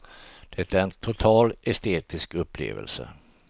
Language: Swedish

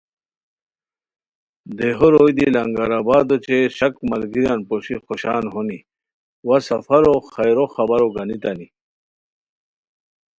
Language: Khowar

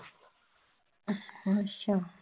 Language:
Punjabi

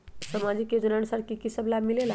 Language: Magahi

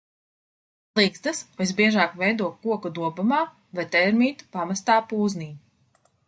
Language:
Latvian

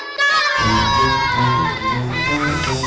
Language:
Indonesian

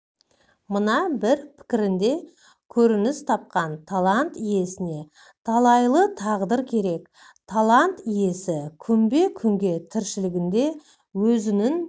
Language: Kazakh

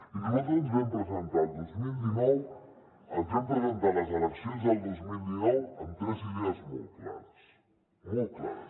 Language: Catalan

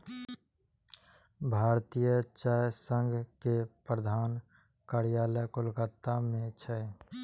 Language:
Maithili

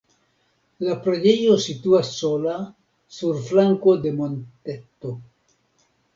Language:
Esperanto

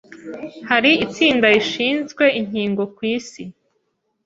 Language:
Kinyarwanda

